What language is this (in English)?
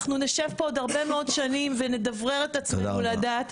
Hebrew